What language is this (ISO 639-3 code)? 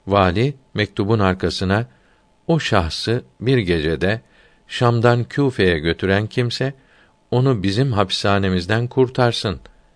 tur